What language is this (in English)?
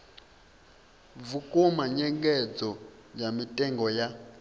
Venda